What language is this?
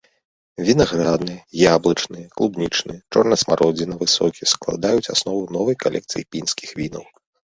Belarusian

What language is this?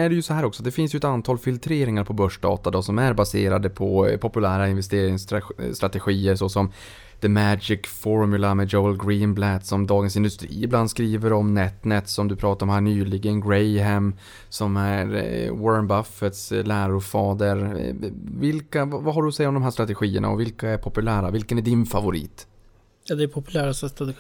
Swedish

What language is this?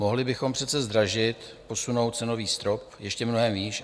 Czech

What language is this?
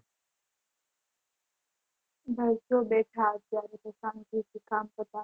Gujarati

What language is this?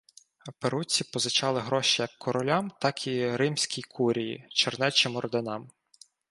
Ukrainian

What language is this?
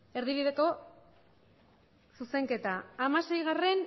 Basque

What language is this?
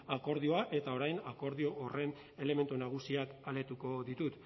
Basque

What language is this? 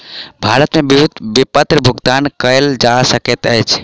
Maithili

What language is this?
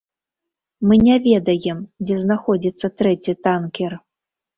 Belarusian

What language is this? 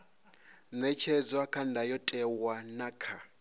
Venda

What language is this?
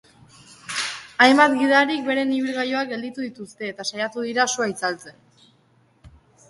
Basque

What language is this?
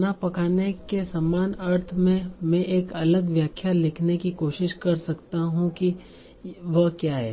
Hindi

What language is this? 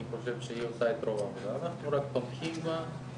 Hebrew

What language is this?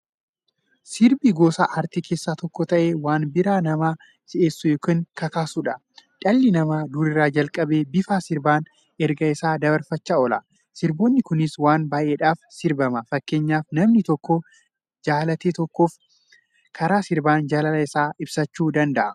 Oromo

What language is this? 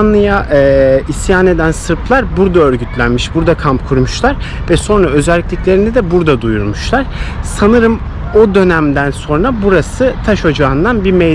Turkish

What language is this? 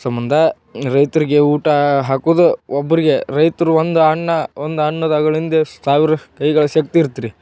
Kannada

